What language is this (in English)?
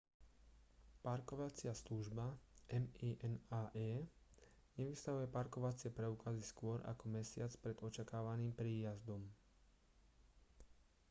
Slovak